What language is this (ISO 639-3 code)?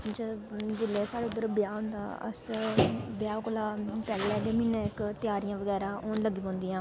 doi